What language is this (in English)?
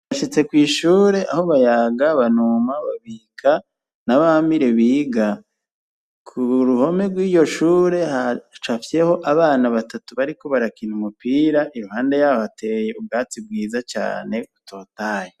Rundi